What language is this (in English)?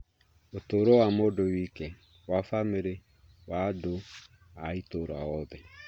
Kikuyu